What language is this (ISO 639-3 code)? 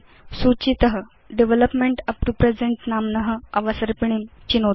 san